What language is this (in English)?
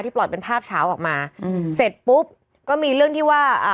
Thai